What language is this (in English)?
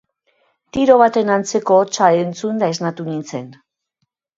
Basque